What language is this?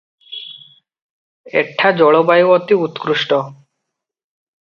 Odia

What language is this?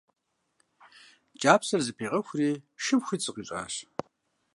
Kabardian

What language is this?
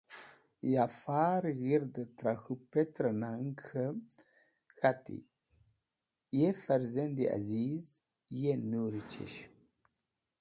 Wakhi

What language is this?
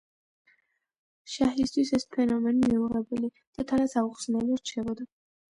Georgian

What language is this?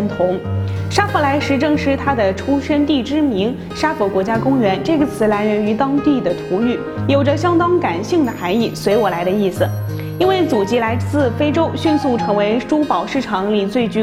Chinese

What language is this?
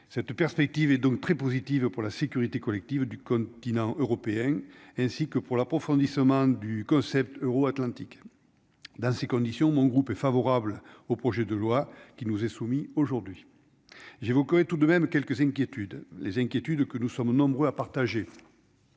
French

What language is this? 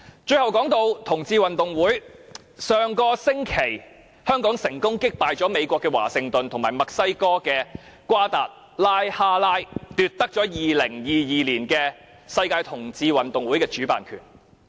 Cantonese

